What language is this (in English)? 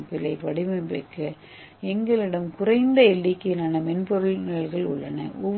Tamil